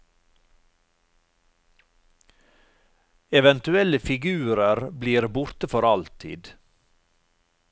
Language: Norwegian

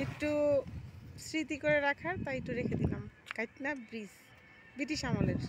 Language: Dutch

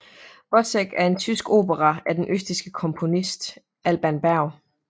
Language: Danish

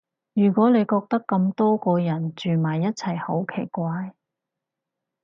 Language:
Cantonese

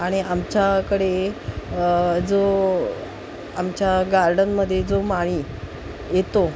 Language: Marathi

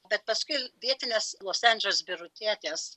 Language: Lithuanian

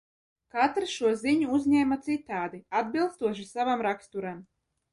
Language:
Latvian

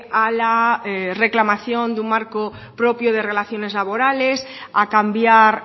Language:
Spanish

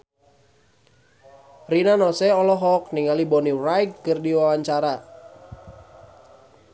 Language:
Sundanese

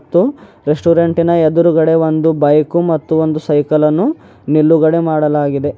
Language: Kannada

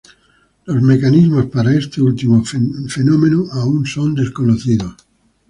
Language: Spanish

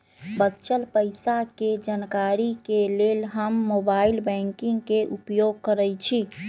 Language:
Magahi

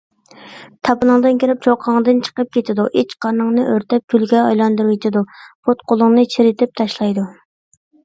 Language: Uyghur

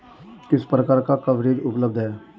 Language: Hindi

